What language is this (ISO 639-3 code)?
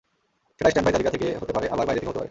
ben